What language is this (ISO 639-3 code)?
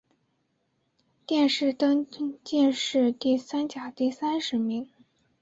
zho